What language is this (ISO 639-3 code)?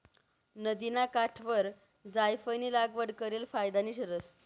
mar